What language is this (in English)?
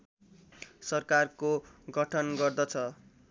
Nepali